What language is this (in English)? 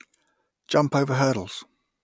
English